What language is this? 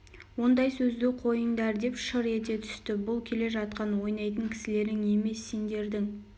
Kazakh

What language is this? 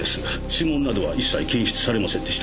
Japanese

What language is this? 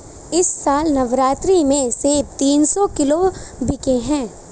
Hindi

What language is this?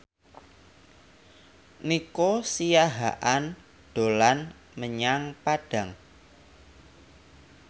Javanese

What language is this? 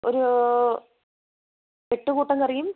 Malayalam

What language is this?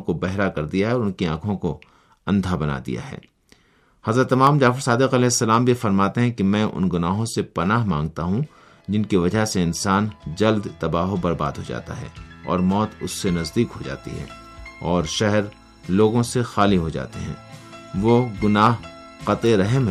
Urdu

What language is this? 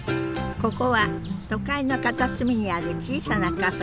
Japanese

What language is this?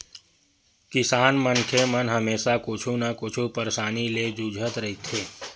Chhattisgarhi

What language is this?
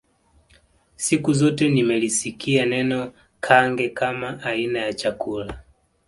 Swahili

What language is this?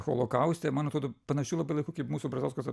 Lithuanian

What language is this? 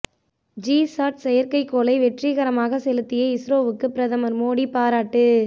Tamil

